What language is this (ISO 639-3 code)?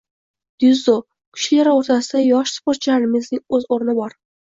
uzb